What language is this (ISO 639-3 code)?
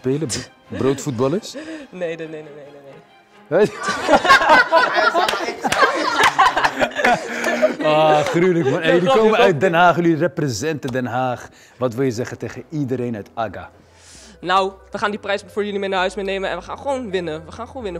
nld